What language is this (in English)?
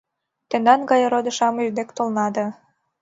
Mari